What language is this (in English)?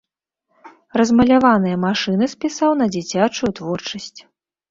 Belarusian